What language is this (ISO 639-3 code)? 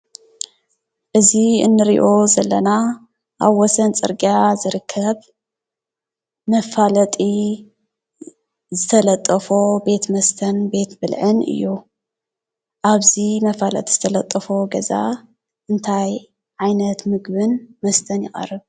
tir